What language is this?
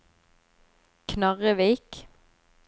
Norwegian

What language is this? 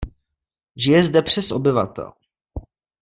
Czech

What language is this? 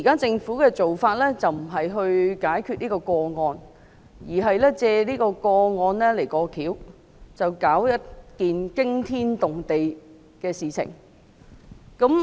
Cantonese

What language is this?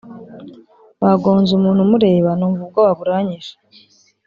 Kinyarwanda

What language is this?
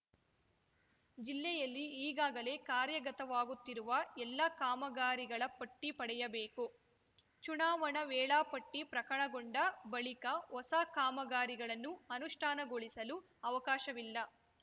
Kannada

